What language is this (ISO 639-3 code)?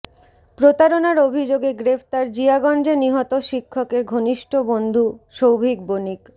ben